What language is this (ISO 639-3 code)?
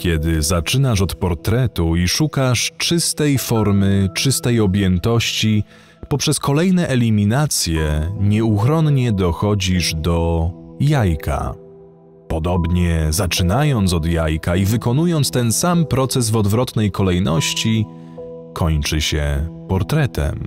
pol